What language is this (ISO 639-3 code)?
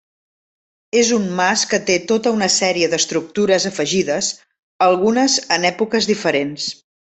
cat